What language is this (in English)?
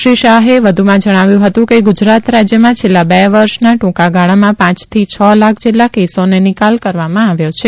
Gujarati